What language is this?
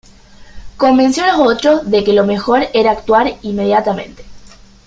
Spanish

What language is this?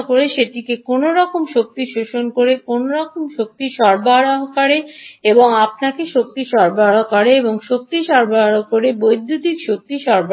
Bangla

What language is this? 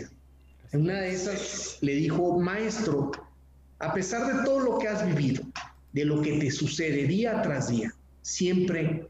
Spanish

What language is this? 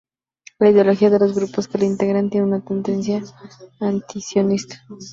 Spanish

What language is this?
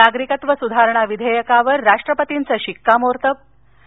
Marathi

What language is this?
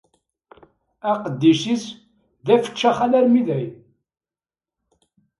Kabyle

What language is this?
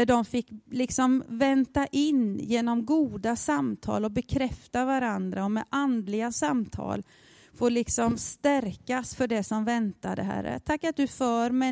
Swedish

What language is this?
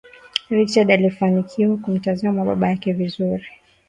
Swahili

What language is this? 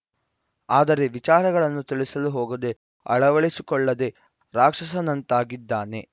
Kannada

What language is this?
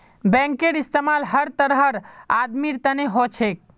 Magahi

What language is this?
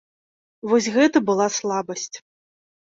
Belarusian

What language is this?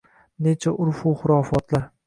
Uzbek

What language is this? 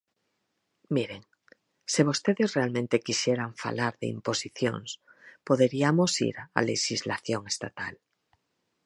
Galician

